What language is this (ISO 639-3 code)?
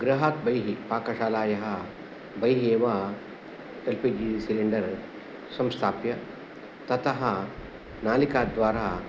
san